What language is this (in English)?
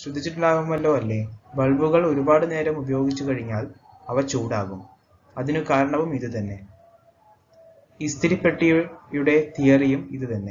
Malayalam